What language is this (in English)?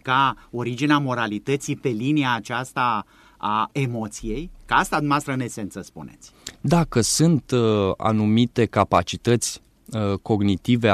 Romanian